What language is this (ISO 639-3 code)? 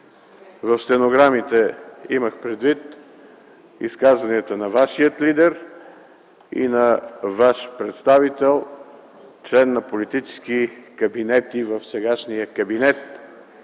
bul